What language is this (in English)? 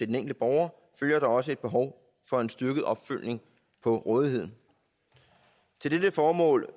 Danish